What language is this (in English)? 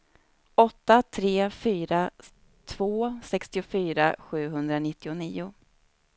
Swedish